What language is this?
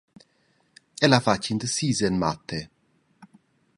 Romansh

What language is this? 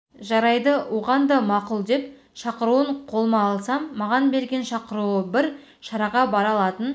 Kazakh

